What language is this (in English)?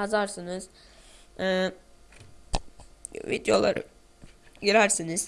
Turkish